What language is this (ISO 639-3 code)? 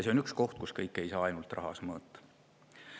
est